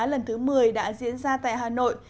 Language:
Vietnamese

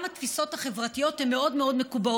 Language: Hebrew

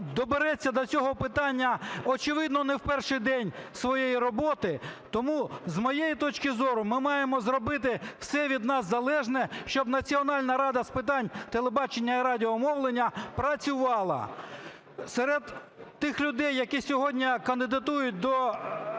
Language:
Ukrainian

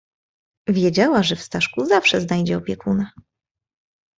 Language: Polish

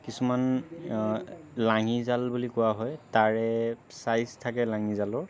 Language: Assamese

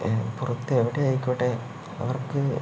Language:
Malayalam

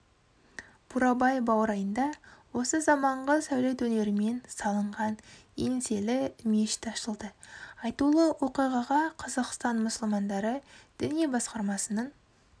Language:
Kazakh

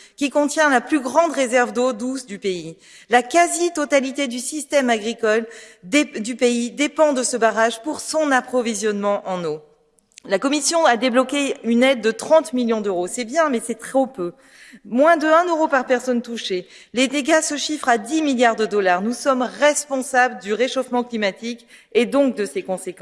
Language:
French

